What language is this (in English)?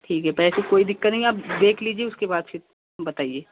Hindi